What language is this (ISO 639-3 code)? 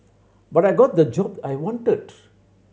eng